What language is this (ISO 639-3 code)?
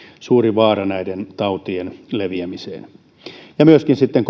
fin